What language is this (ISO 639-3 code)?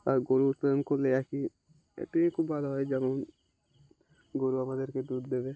ben